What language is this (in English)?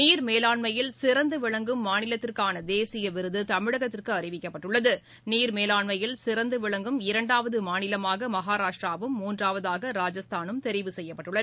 Tamil